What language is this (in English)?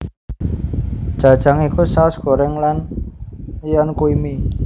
Javanese